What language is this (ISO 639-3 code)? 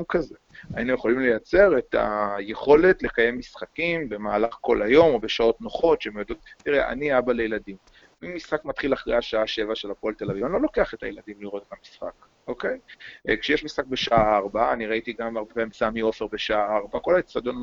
heb